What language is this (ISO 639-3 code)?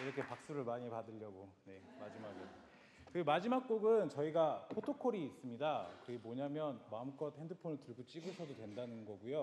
kor